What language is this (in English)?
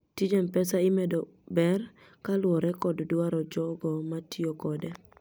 Luo (Kenya and Tanzania)